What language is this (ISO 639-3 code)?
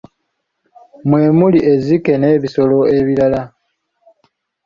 lug